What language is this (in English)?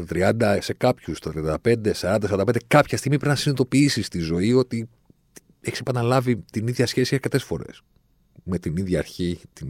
Greek